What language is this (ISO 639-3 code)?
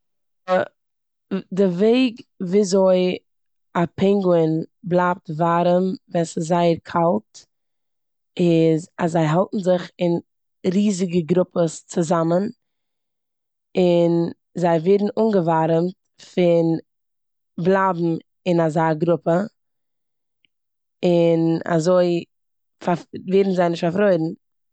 yid